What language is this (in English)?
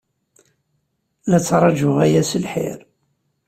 Kabyle